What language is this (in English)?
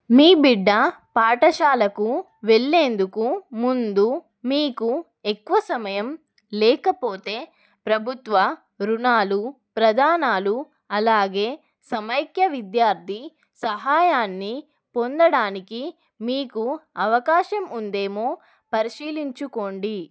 Telugu